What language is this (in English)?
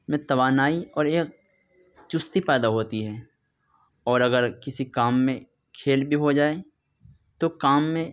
Urdu